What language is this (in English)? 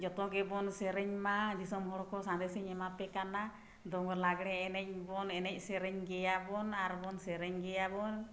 Santali